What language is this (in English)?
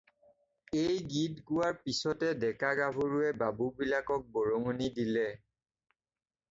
Assamese